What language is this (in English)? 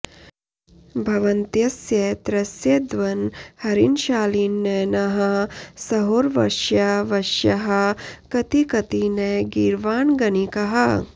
Sanskrit